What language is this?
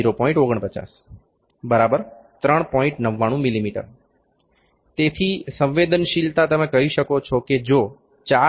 Gujarati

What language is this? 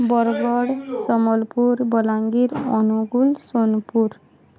Odia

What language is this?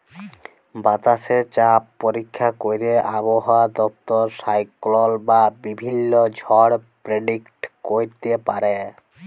Bangla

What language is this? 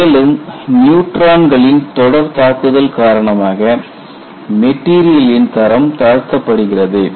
Tamil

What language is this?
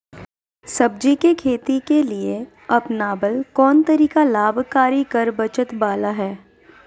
Magahi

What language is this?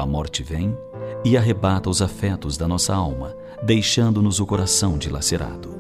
Portuguese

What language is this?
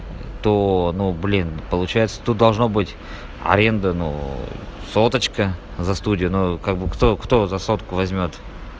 Russian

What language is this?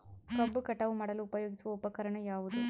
Kannada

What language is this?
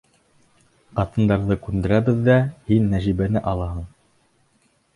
Bashkir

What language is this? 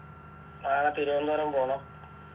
Malayalam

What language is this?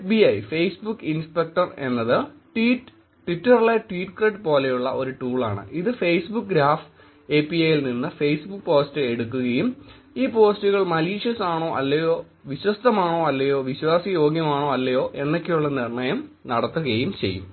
Malayalam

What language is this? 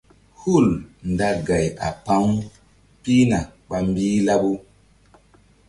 Mbum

